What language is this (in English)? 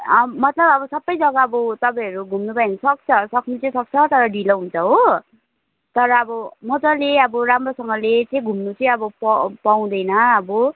Nepali